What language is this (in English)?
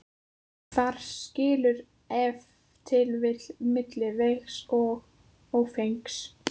Icelandic